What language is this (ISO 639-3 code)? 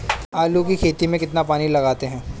hin